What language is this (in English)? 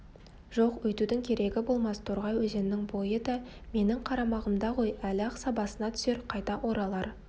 Kazakh